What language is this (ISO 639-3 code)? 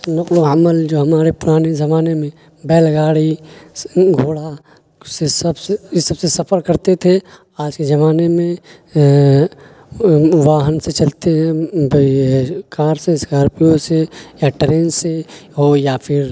urd